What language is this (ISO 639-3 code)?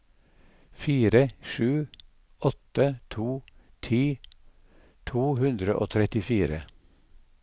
nor